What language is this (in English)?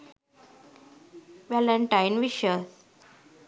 Sinhala